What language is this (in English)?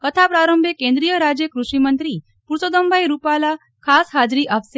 Gujarati